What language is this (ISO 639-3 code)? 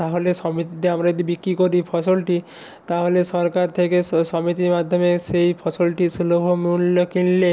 ben